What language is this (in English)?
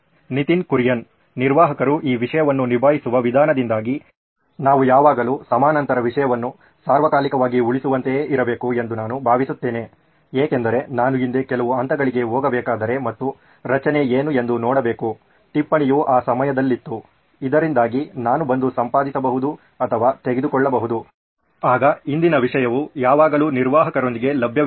Kannada